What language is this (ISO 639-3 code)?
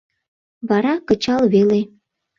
chm